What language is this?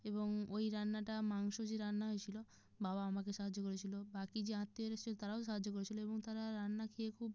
Bangla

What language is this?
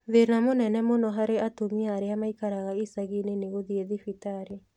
Kikuyu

